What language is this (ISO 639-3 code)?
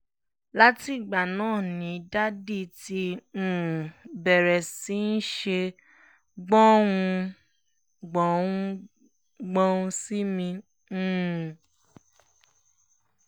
yor